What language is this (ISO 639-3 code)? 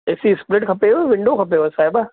snd